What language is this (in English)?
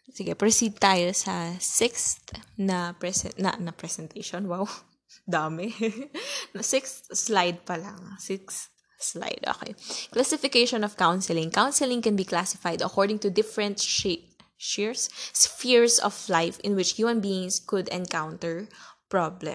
Filipino